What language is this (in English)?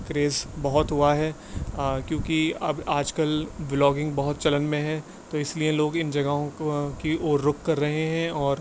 Urdu